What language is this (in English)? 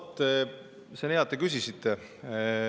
Estonian